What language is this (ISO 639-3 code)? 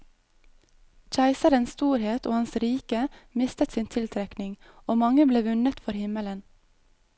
nor